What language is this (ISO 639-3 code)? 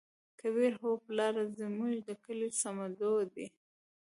pus